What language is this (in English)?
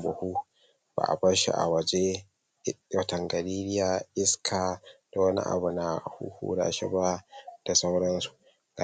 Hausa